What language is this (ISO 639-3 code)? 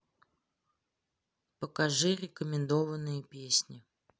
rus